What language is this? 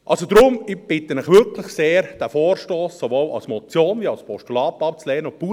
Swiss German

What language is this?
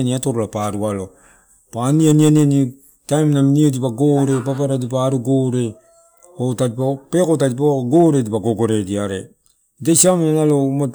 Torau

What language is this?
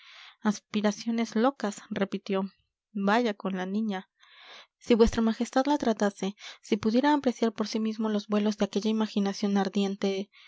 Spanish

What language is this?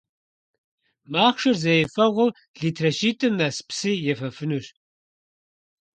Kabardian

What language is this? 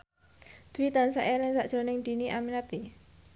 Javanese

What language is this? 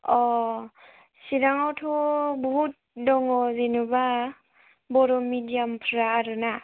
Bodo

